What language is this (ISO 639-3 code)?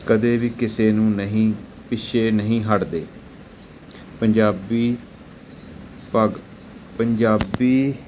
pan